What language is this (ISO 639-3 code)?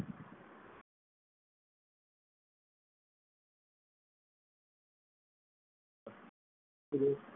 guj